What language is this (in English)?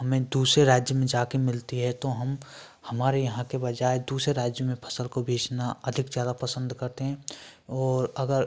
Hindi